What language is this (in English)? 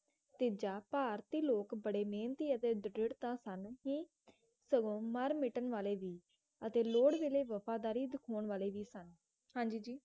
Punjabi